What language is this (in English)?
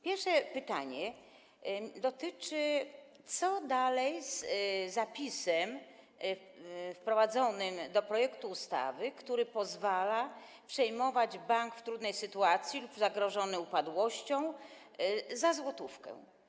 Polish